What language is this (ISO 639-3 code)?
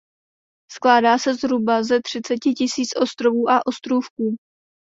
ces